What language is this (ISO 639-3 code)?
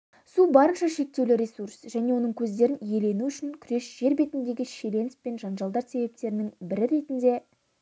kaz